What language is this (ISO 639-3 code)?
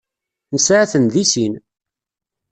kab